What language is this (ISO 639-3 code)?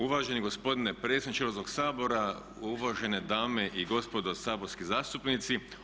hrv